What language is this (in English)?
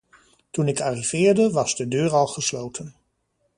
Dutch